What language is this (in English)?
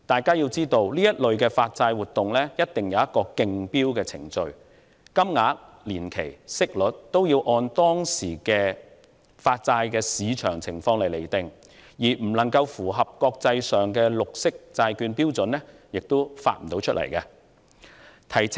Cantonese